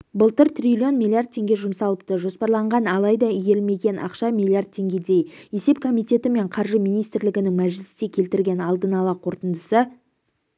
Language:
Kazakh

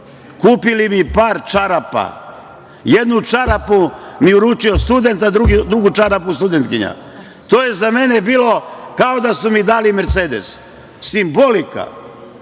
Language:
Serbian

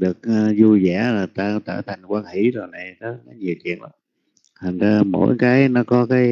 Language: Vietnamese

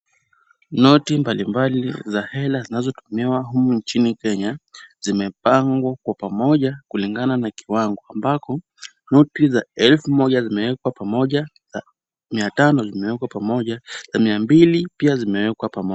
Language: Swahili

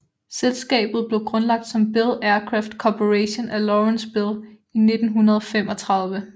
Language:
Danish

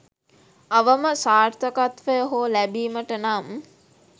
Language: Sinhala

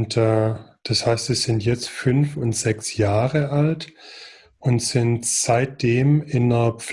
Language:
German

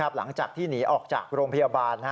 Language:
Thai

